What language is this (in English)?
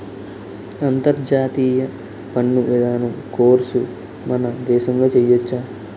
Telugu